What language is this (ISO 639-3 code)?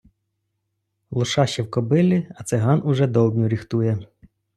ukr